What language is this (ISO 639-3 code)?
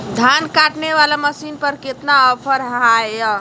mag